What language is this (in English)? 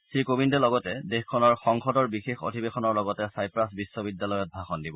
Assamese